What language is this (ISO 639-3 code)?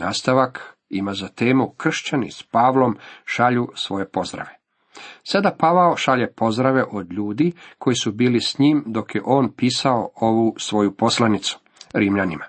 hrv